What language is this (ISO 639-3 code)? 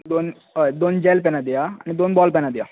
kok